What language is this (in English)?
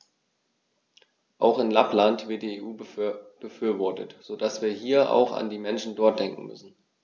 German